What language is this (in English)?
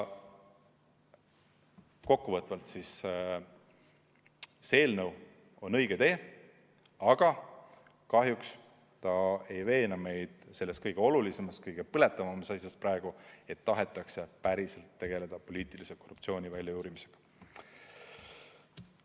Estonian